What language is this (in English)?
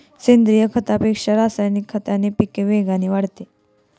Marathi